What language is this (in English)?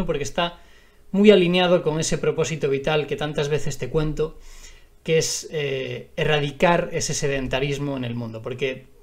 Spanish